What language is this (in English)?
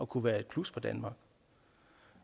Danish